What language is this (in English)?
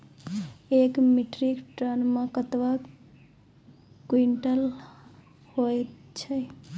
Maithili